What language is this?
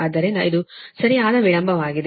Kannada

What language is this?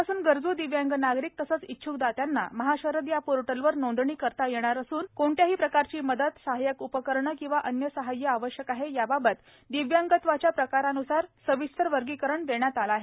Marathi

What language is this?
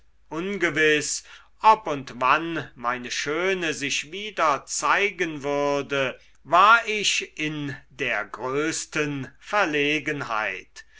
German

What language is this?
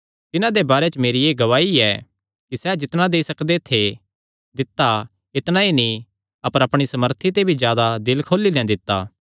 Kangri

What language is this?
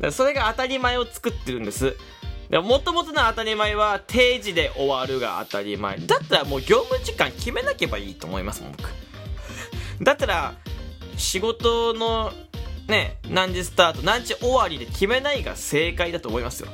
Japanese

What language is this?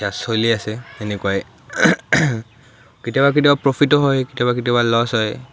Assamese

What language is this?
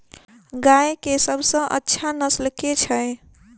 Maithili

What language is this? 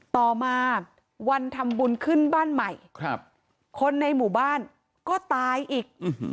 Thai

